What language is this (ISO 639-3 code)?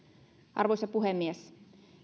fin